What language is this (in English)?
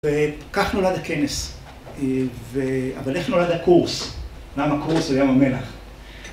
Hebrew